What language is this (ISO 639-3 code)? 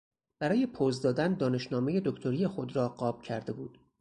fas